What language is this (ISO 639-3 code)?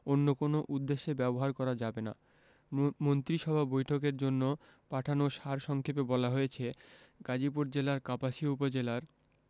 ben